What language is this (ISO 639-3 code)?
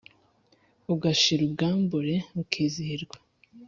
kin